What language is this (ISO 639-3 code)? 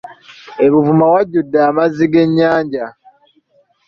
lug